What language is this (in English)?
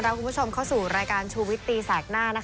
Thai